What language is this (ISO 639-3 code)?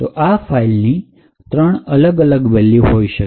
guj